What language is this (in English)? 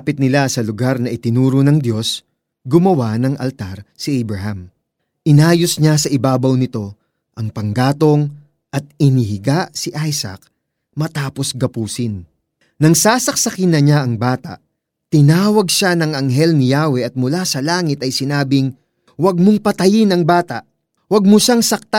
Filipino